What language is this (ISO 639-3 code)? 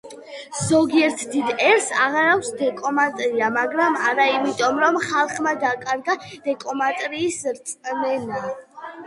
kat